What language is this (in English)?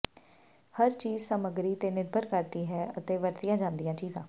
Punjabi